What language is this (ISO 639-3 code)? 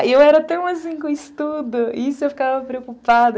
por